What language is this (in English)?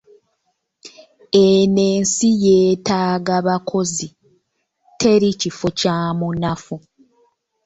Ganda